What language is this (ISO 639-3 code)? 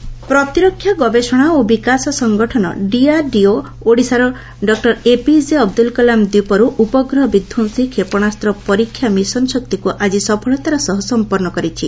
ori